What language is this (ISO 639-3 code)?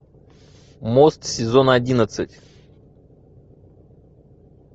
rus